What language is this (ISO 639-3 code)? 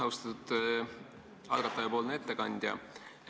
est